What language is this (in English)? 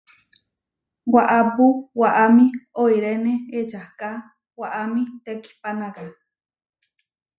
Huarijio